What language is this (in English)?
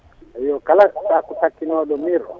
Fula